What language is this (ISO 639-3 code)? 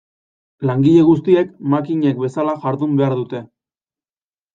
eus